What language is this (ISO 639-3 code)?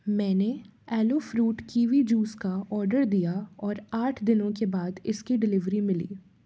hin